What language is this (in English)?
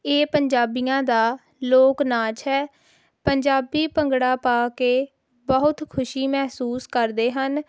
Punjabi